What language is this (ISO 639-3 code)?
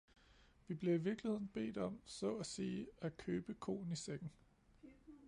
dan